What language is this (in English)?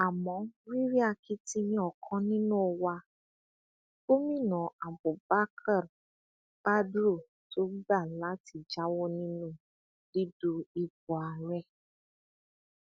Yoruba